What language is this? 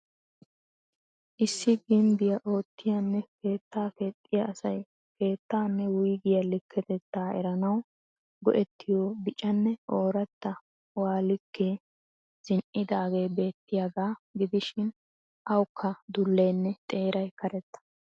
Wolaytta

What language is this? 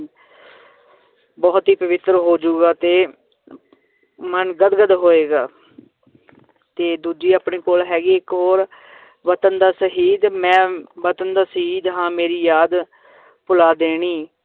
Punjabi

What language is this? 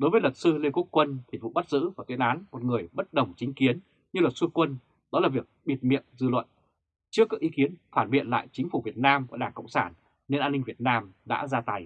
Vietnamese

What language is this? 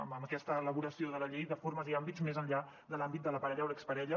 Catalan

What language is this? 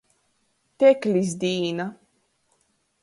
Latgalian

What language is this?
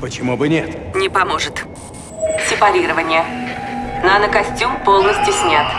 Russian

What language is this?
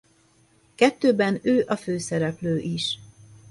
Hungarian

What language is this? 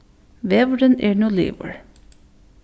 Faroese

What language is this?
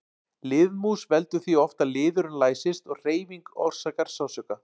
Icelandic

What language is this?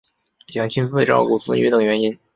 Chinese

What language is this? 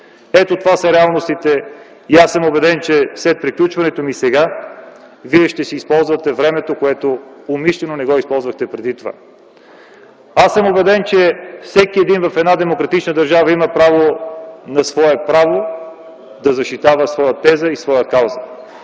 Bulgarian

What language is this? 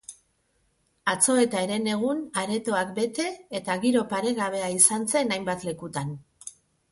Basque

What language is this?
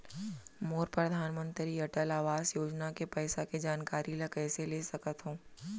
Chhattisgarhi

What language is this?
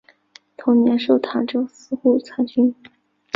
Chinese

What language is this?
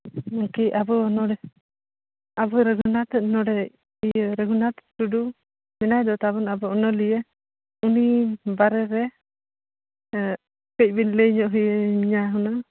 Santali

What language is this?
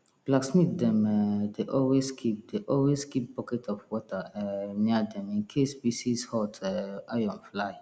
Nigerian Pidgin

